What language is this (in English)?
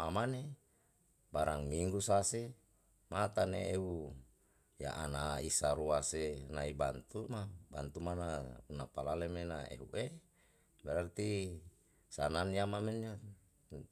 Yalahatan